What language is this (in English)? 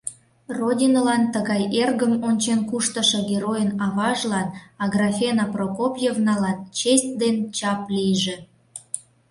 Mari